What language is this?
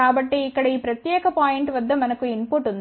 Telugu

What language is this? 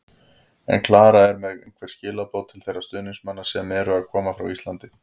Icelandic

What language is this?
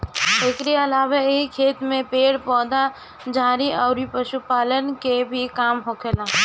Bhojpuri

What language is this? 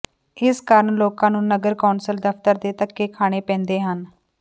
Punjabi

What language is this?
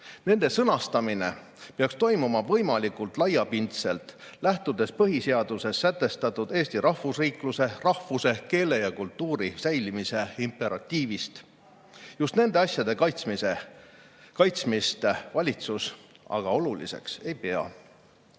Estonian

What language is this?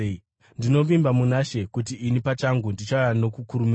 Shona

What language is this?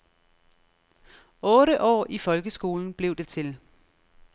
Danish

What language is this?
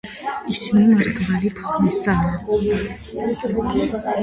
Georgian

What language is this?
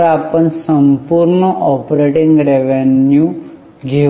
Marathi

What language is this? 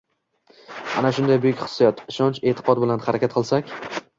Uzbek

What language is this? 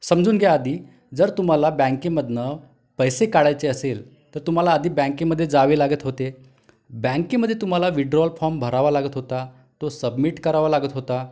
Marathi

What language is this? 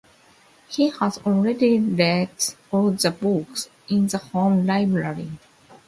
English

